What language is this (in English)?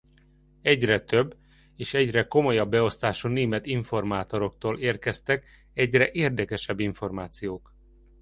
Hungarian